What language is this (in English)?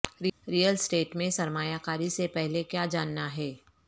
Urdu